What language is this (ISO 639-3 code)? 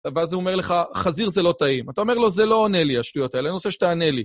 heb